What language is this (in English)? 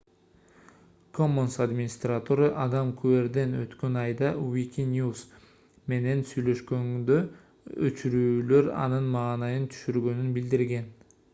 Kyrgyz